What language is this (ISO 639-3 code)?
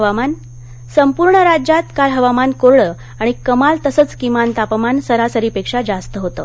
mar